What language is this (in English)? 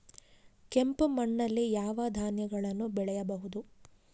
Kannada